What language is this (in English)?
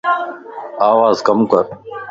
Lasi